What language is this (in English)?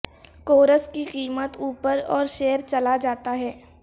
Urdu